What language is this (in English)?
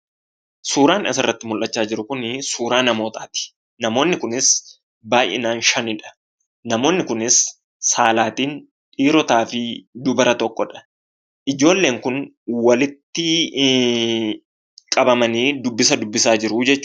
Oromo